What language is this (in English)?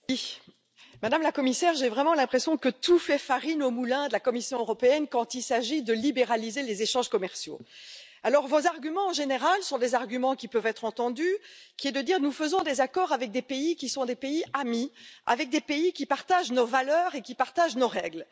French